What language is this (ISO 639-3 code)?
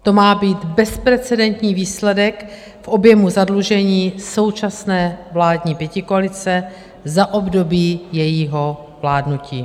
ces